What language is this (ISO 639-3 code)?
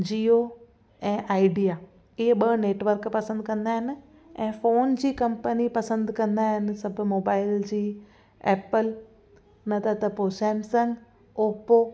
snd